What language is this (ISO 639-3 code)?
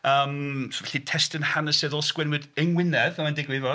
cym